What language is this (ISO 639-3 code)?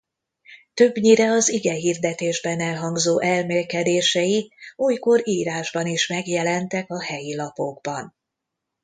hun